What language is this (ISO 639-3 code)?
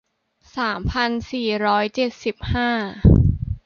tha